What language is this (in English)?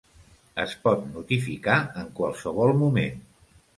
Catalan